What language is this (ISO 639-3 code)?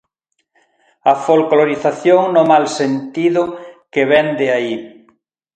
glg